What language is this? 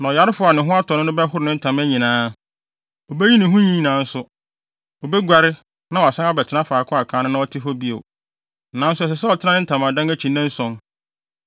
Akan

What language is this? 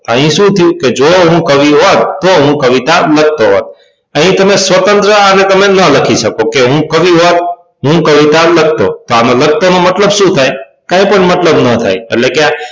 Gujarati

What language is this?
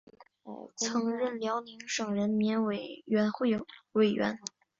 Chinese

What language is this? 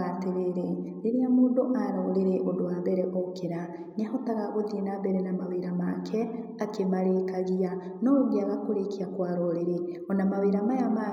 Kikuyu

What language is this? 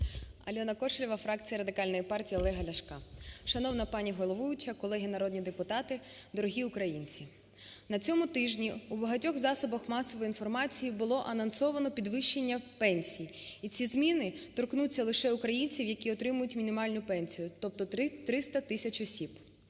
Ukrainian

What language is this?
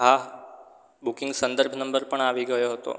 Gujarati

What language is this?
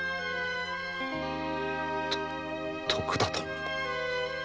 Japanese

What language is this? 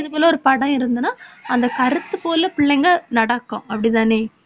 Tamil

